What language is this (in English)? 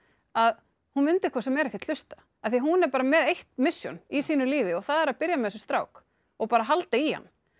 Icelandic